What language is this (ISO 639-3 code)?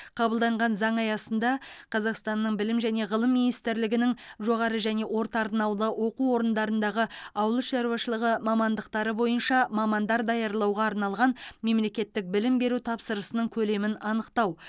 kaz